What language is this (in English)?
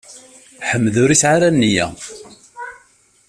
Kabyle